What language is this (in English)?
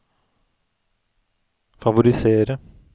Norwegian